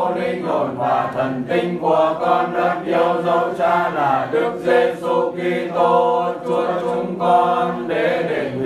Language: Vietnamese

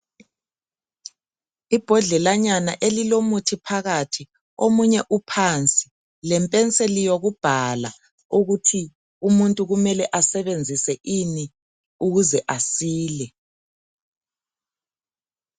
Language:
North Ndebele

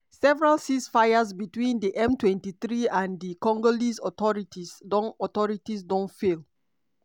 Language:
Nigerian Pidgin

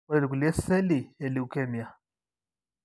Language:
Masai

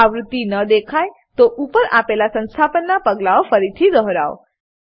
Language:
Gujarati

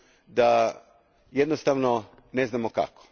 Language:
Croatian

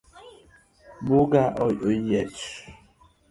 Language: Luo (Kenya and Tanzania)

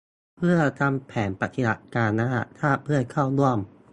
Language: Thai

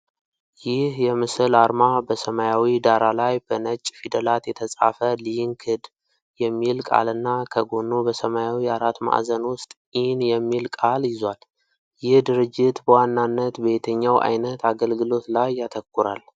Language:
Amharic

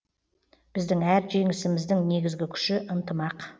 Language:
Kazakh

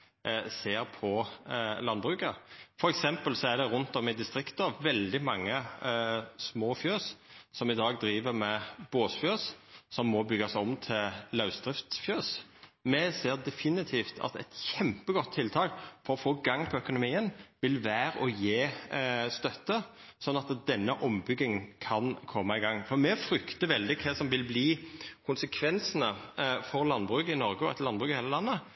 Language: Norwegian Nynorsk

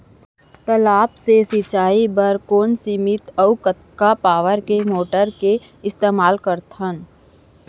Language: Chhattisgarhi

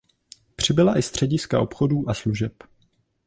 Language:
Czech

